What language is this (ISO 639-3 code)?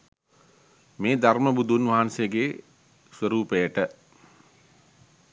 sin